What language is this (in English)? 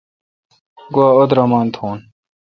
Kalkoti